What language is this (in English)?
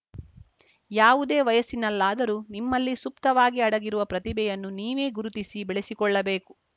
Kannada